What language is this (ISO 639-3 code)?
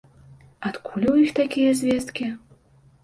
bel